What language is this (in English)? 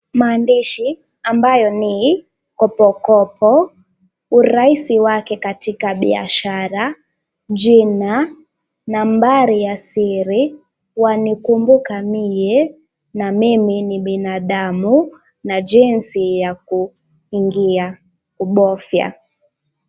Swahili